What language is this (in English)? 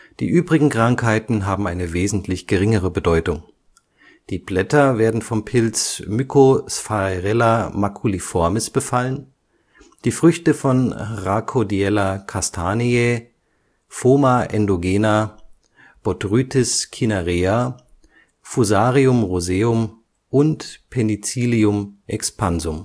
German